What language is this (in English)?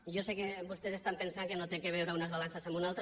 Catalan